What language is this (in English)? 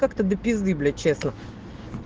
Russian